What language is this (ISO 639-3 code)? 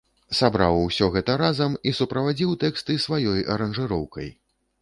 bel